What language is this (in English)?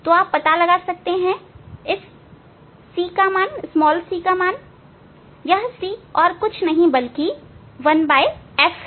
Hindi